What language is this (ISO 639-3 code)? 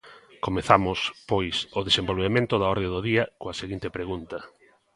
glg